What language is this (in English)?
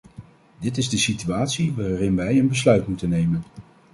Dutch